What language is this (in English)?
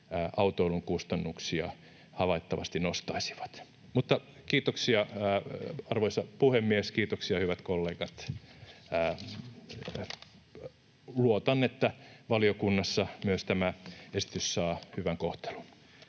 Finnish